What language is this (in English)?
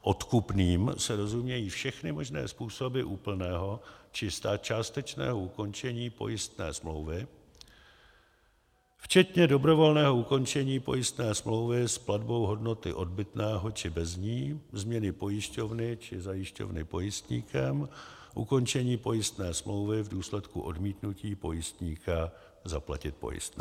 Czech